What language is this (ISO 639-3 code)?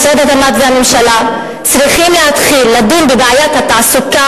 heb